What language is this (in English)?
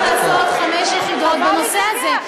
Hebrew